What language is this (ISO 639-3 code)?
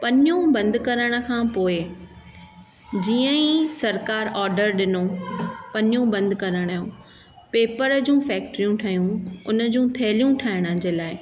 snd